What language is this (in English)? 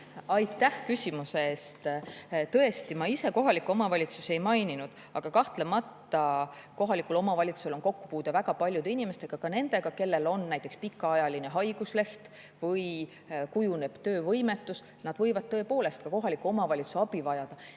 Estonian